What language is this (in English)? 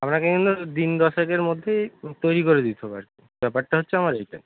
Bangla